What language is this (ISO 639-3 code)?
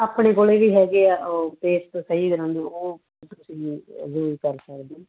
pan